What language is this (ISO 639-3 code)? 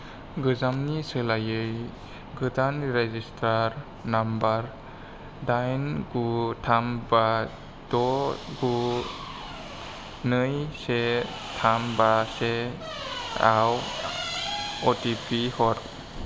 brx